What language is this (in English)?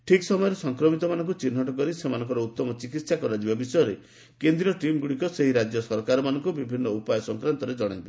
Odia